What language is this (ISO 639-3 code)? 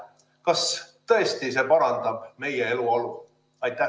est